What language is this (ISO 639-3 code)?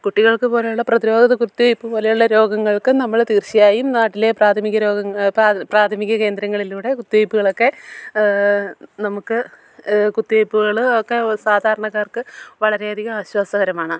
mal